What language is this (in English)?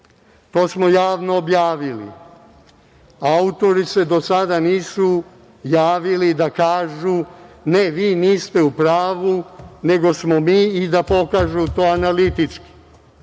Serbian